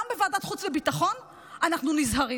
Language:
Hebrew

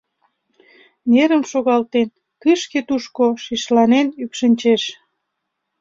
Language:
Mari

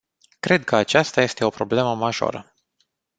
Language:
Romanian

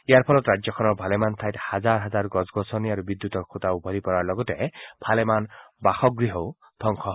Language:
Assamese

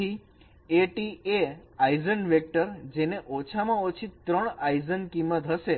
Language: Gujarati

